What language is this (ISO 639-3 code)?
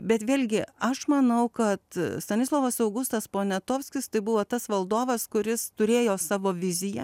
lit